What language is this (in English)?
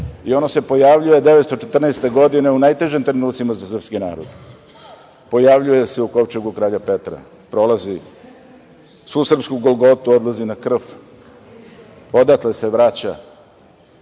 Serbian